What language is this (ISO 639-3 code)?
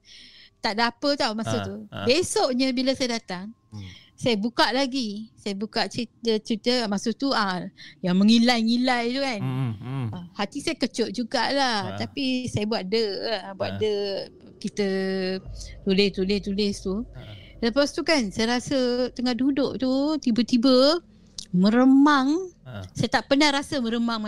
msa